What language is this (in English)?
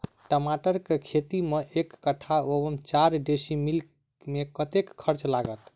Maithili